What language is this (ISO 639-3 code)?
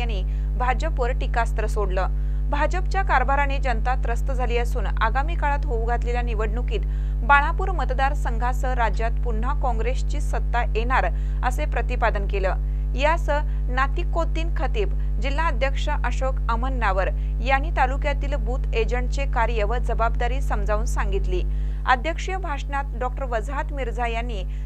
mar